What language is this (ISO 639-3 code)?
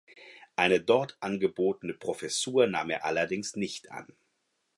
deu